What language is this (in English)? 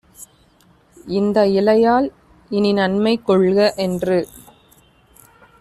Tamil